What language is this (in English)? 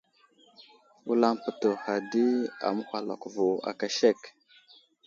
Wuzlam